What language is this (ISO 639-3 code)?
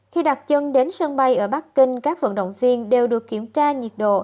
vie